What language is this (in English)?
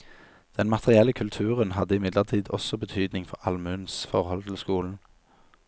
Norwegian